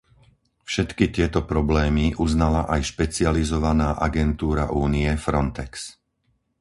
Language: Slovak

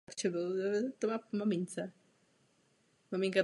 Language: Czech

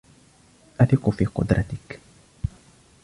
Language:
Arabic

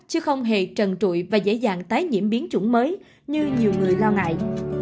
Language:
Vietnamese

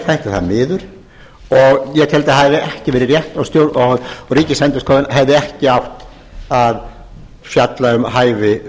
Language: Icelandic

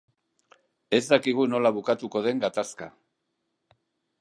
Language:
Basque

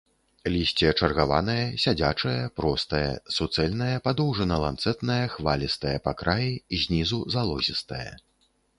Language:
Belarusian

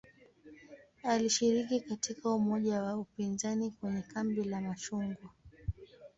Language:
Swahili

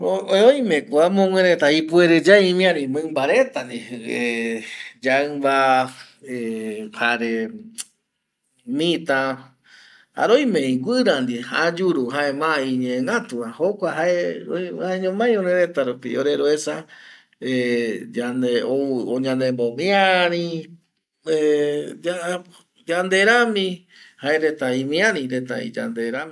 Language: Eastern Bolivian Guaraní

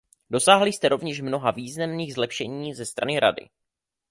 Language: Czech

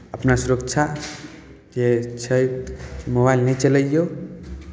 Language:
Maithili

